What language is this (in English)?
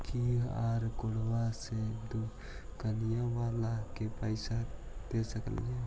Magahi